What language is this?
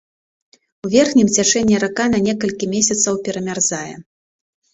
Belarusian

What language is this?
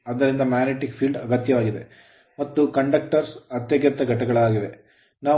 Kannada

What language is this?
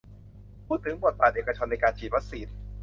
Thai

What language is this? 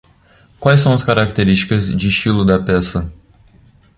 Portuguese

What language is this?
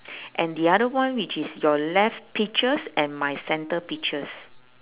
English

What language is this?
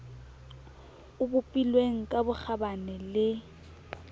Southern Sotho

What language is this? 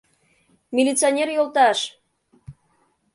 Mari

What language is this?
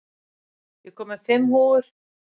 Icelandic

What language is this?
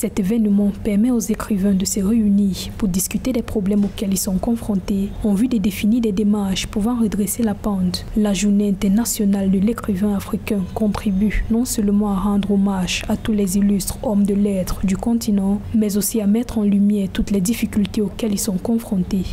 French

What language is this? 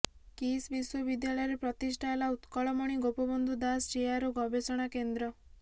Odia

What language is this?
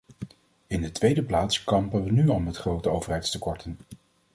Dutch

